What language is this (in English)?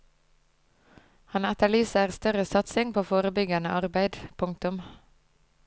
Norwegian